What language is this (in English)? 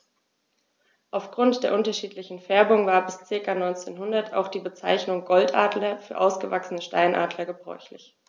German